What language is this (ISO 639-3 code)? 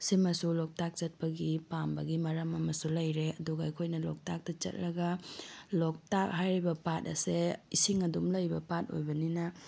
mni